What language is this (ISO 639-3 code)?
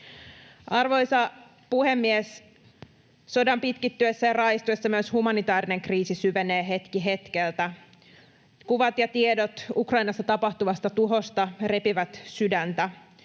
fin